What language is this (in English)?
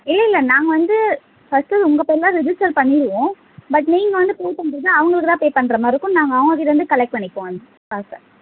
Tamil